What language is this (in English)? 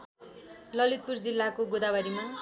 Nepali